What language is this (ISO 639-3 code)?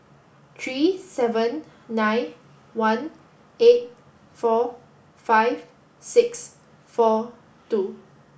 eng